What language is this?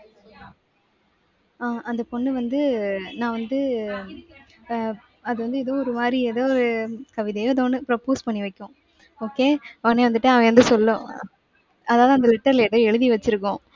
Tamil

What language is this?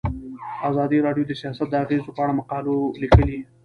Pashto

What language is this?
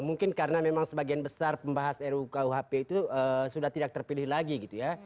Indonesian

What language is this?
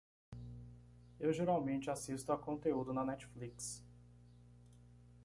Portuguese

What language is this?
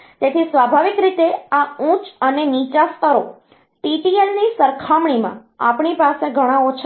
Gujarati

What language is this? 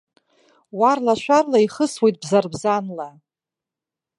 Abkhazian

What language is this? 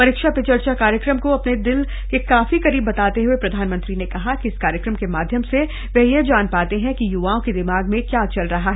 Hindi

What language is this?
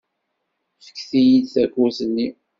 Kabyle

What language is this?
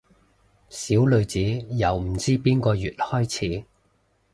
Cantonese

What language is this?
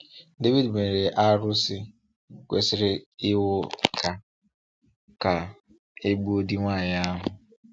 Igbo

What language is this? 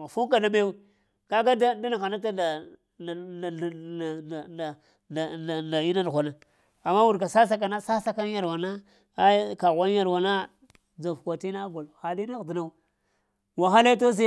Lamang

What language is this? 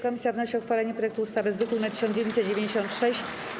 Polish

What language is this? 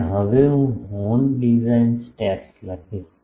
Gujarati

